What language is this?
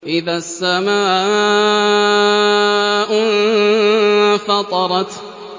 Arabic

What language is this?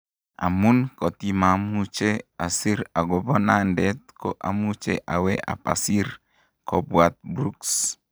Kalenjin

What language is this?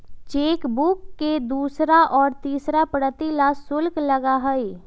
Magahi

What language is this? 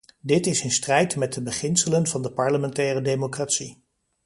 Dutch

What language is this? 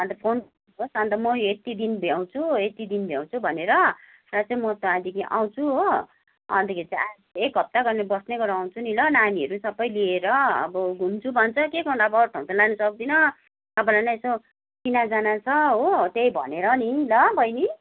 Nepali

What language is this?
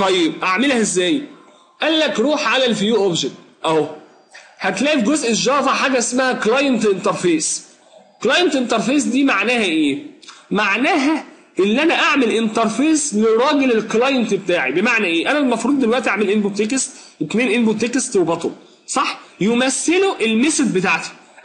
Arabic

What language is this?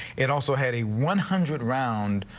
English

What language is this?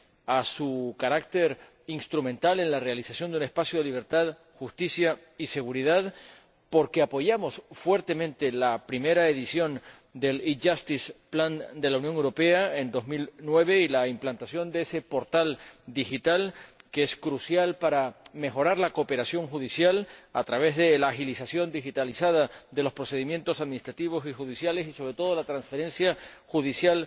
Spanish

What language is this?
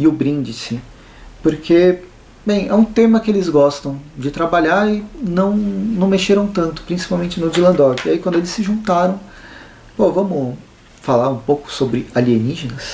Portuguese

